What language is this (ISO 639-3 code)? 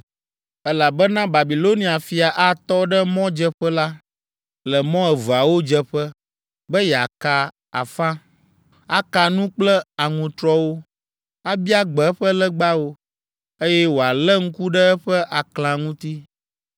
ewe